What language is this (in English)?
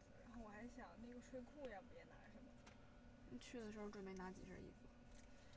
Chinese